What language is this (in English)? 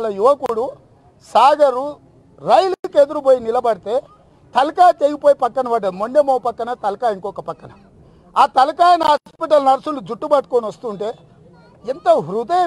Telugu